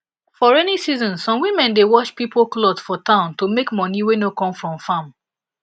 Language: Nigerian Pidgin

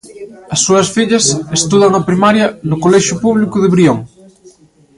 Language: Galician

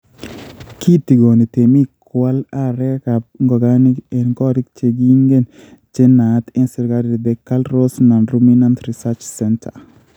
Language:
Kalenjin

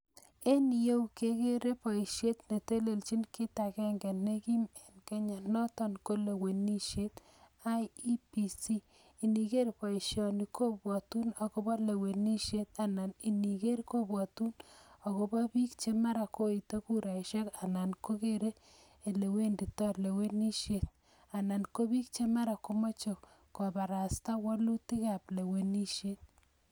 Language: Kalenjin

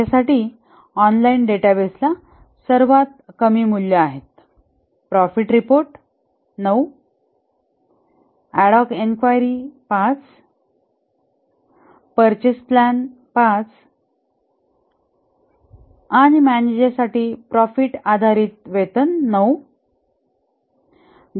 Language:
Marathi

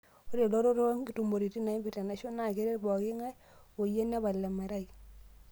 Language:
Masai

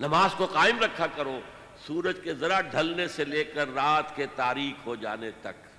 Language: Urdu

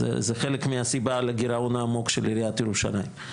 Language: Hebrew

